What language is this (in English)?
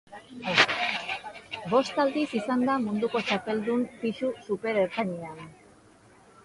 Basque